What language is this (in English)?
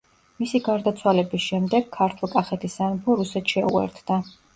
Georgian